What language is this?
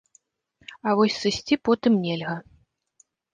Belarusian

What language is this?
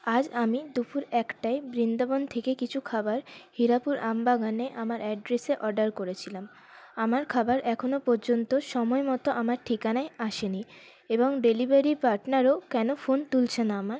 Bangla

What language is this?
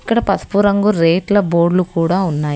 Telugu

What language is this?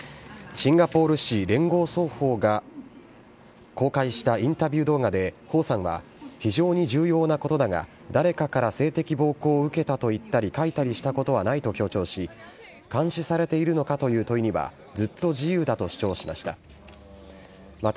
Japanese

